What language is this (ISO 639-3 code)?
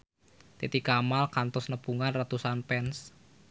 sun